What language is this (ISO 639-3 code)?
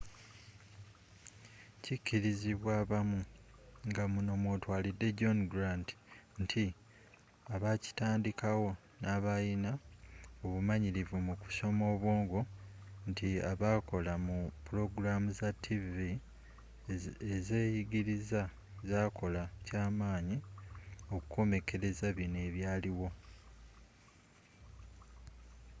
lug